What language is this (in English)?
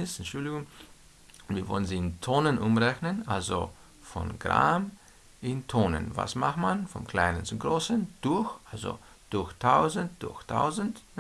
German